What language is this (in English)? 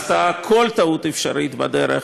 Hebrew